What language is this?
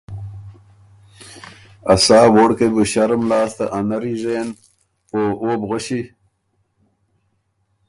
Ormuri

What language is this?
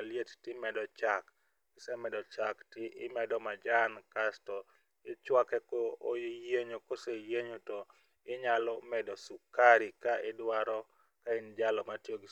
Luo (Kenya and Tanzania)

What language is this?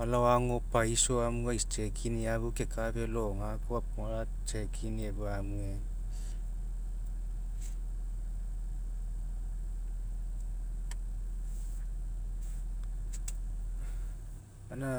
Mekeo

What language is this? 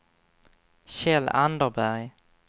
Swedish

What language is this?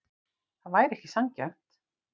Icelandic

